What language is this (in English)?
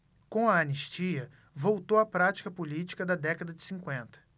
Portuguese